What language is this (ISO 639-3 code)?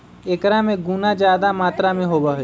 mag